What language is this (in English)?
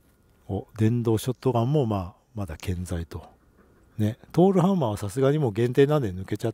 Japanese